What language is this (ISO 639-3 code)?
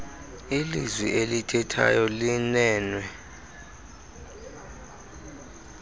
xho